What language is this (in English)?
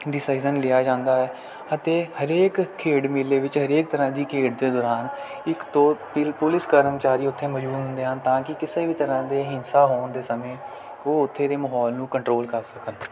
Punjabi